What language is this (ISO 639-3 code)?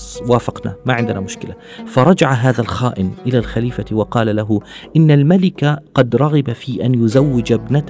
ara